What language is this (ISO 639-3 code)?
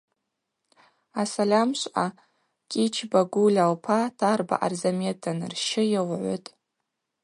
abq